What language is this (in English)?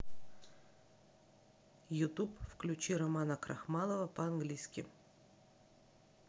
Russian